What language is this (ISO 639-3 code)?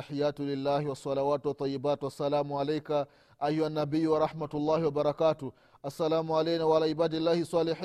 swa